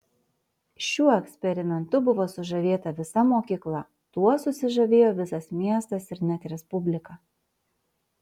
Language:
Lithuanian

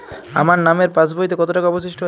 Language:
Bangla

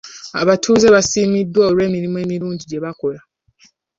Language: Ganda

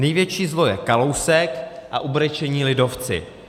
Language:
Czech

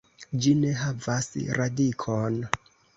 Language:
Esperanto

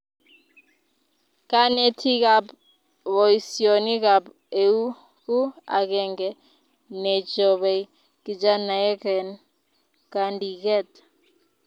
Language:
Kalenjin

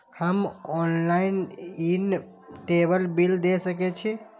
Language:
Maithili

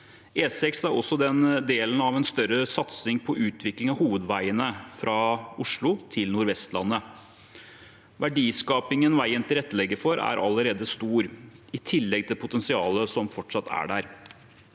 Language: Norwegian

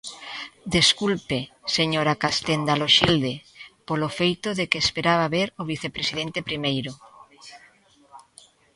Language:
Galician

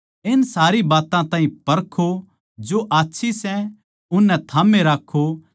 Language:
Haryanvi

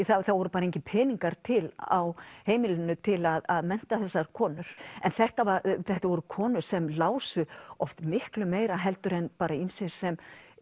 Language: Icelandic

